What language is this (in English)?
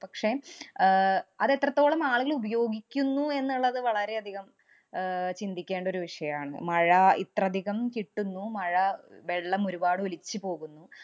Malayalam